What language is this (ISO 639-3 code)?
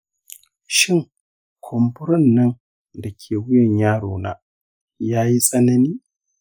hau